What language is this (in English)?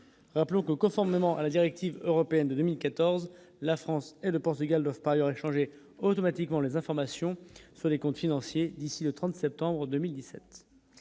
French